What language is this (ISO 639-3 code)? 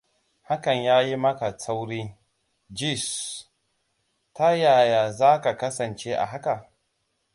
hau